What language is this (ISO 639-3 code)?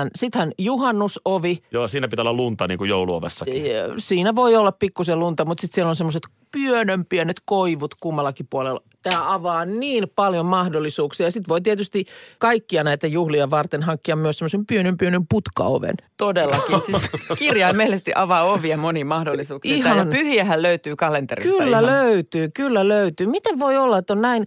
fin